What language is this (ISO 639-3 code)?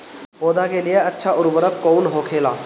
bho